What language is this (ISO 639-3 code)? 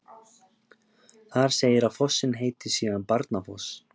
isl